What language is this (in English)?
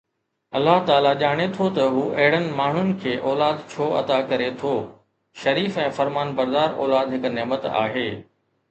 Sindhi